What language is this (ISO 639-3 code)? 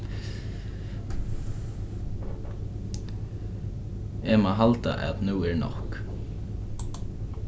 fao